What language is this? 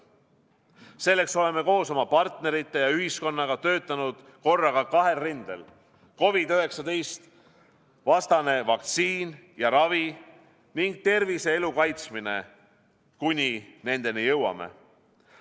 Estonian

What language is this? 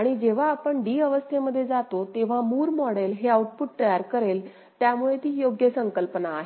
Marathi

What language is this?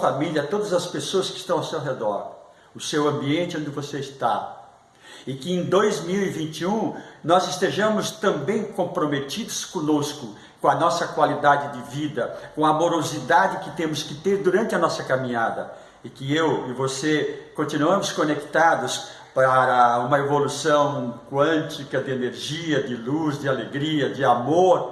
Portuguese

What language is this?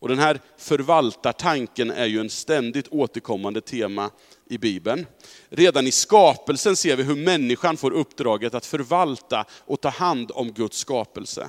Swedish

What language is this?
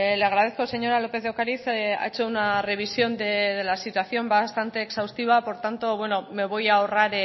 Spanish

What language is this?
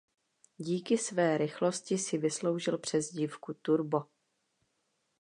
Czech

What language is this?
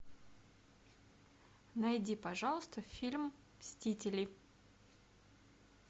Russian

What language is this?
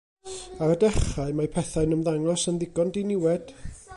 Welsh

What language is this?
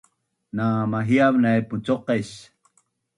Bunun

